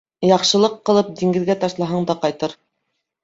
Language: Bashkir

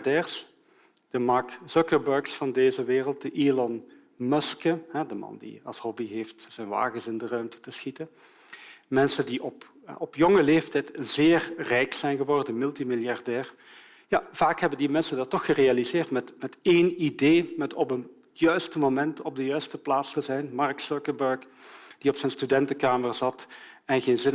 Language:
Dutch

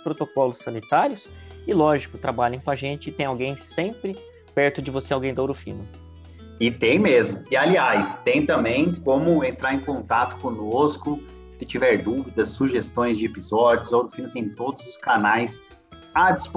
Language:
Portuguese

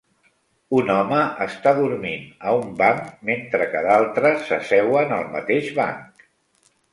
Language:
Catalan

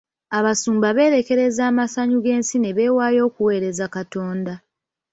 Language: Ganda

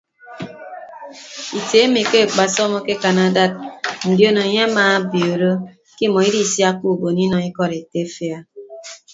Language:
Ibibio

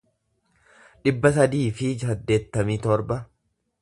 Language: Oromo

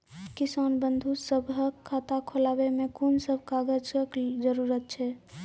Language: Maithili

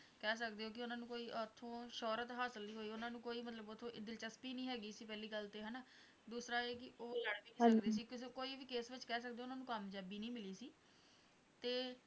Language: Punjabi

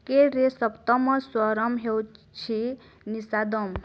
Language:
Odia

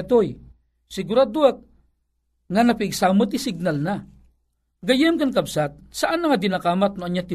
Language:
Filipino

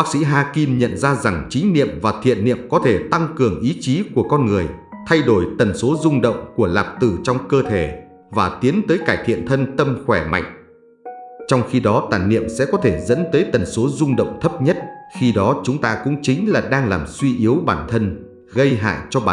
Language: Vietnamese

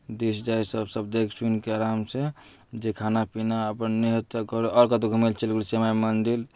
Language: Maithili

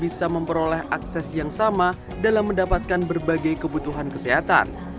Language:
Indonesian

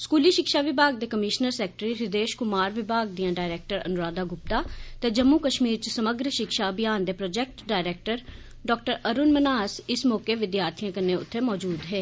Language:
Dogri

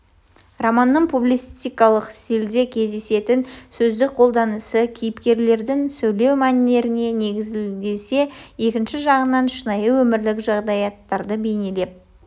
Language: Kazakh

